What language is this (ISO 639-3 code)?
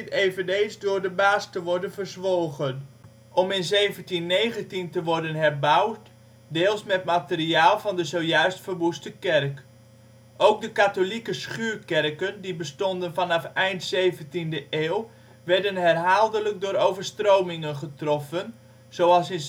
nld